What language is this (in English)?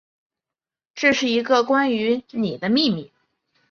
Chinese